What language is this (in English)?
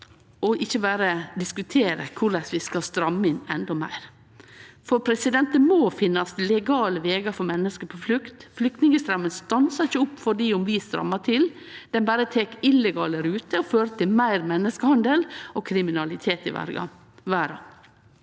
Norwegian